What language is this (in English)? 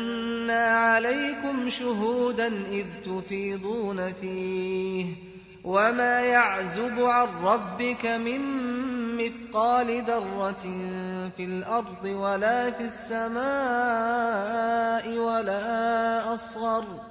Arabic